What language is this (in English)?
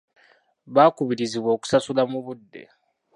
Ganda